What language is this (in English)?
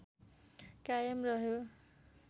Nepali